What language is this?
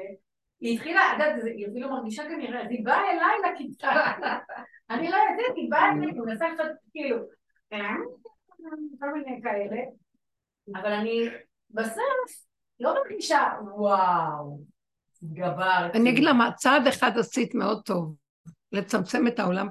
Hebrew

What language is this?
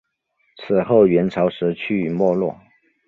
Chinese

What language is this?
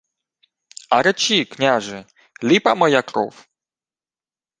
Ukrainian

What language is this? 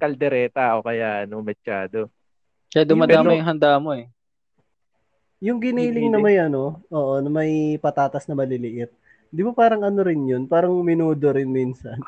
Filipino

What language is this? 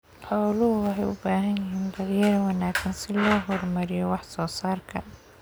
Somali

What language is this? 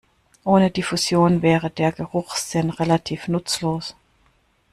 German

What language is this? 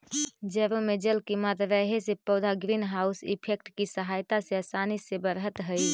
Magahi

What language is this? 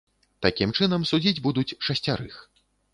Belarusian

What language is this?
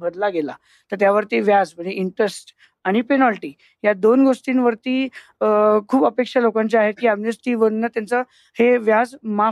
Marathi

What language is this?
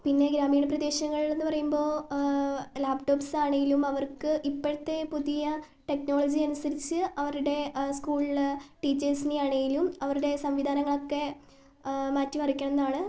Malayalam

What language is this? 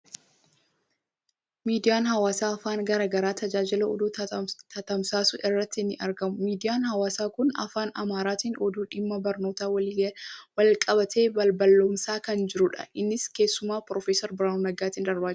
Oromo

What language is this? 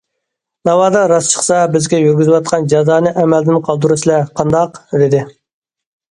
Uyghur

